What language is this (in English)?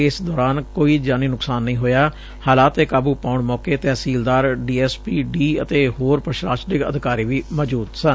Punjabi